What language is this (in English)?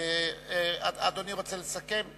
Hebrew